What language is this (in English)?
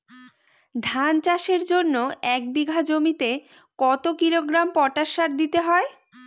Bangla